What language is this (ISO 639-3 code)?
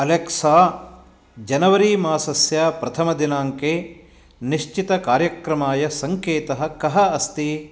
san